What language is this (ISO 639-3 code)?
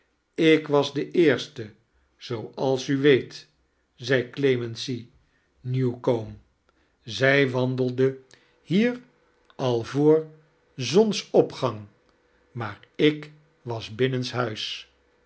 nld